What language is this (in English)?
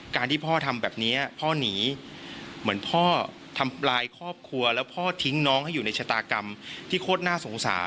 Thai